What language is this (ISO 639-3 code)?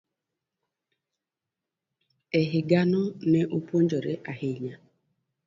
luo